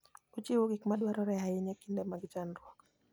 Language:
Luo (Kenya and Tanzania)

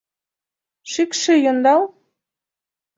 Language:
Mari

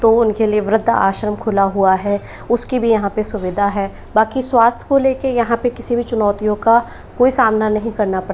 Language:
Hindi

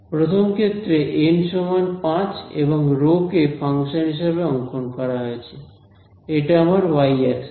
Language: Bangla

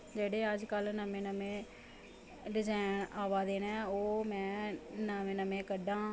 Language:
Dogri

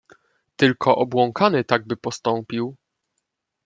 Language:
Polish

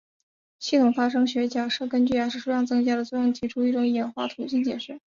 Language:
Chinese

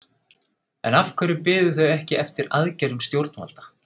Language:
Icelandic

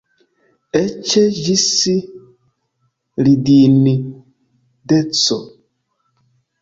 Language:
Esperanto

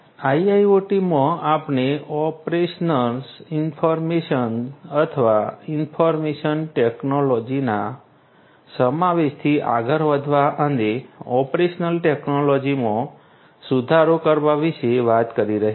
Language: Gujarati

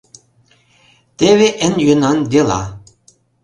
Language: Mari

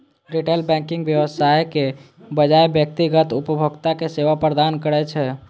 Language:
Maithili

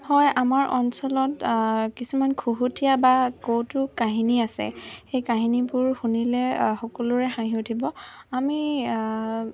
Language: Assamese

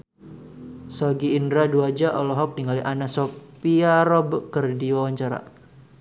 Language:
Sundanese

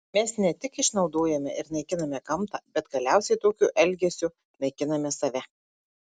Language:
Lithuanian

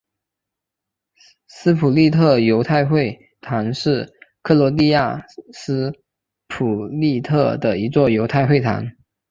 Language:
Chinese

